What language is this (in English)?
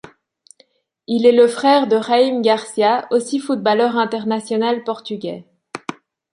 French